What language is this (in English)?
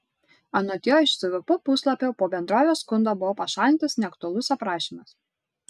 Lithuanian